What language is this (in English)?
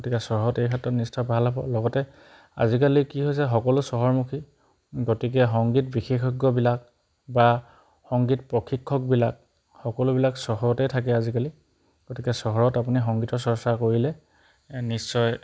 Assamese